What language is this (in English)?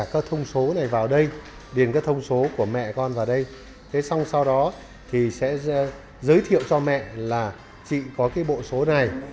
Vietnamese